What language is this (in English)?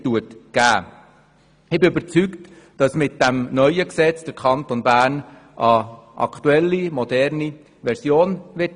Swiss German